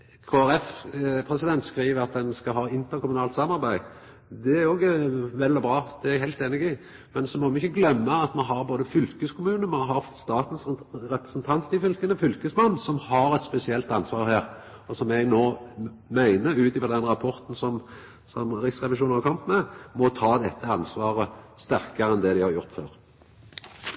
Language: Norwegian Nynorsk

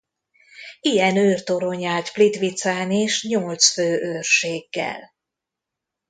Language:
Hungarian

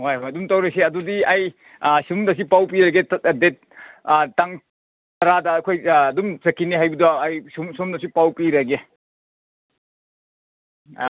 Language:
Manipuri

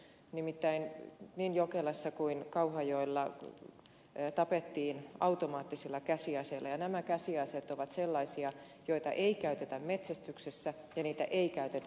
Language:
Finnish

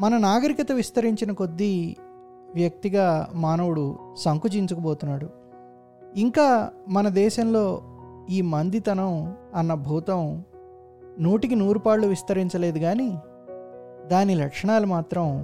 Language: Telugu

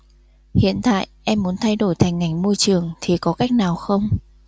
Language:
Vietnamese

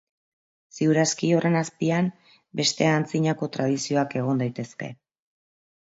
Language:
Basque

